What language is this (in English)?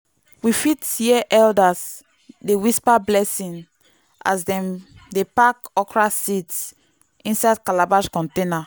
Nigerian Pidgin